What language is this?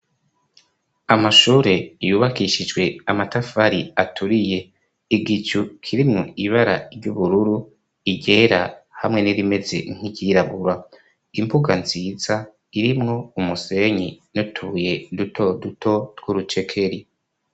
Rundi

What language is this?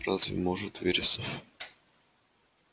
Russian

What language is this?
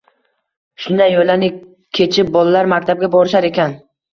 Uzbek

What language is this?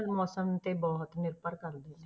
Punjabi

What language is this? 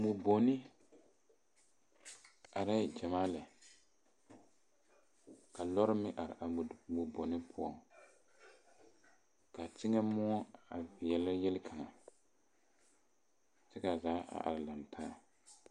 Southern Dagaare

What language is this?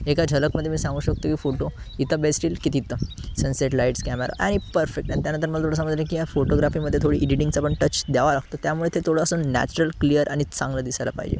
Marathi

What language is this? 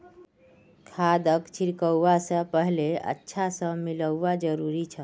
Magahi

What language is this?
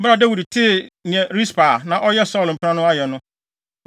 Akan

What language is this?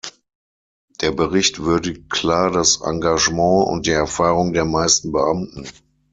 German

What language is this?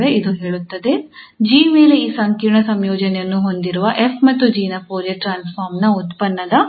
Kannada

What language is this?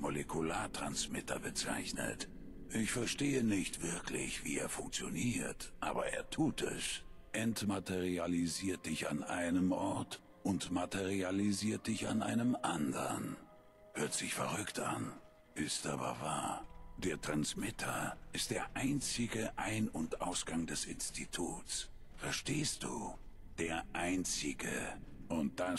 German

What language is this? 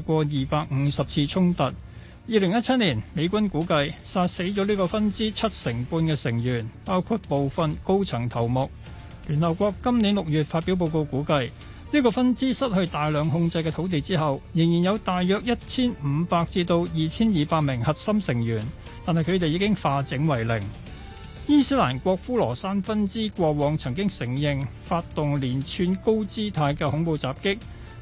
Chinese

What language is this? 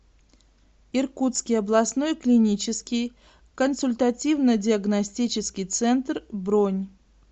Russian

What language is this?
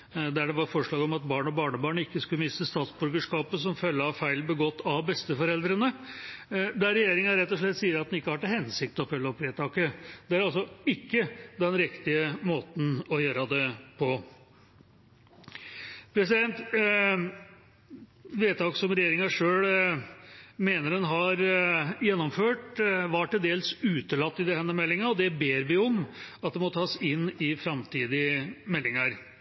Norwegian Bokmål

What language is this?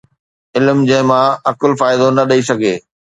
Sindhi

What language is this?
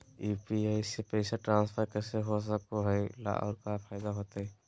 Magahi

